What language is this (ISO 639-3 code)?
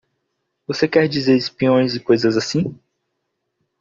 por